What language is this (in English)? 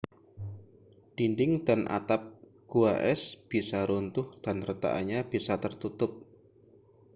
Indonesian